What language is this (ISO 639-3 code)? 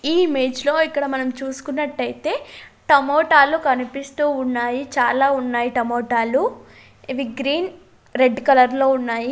tel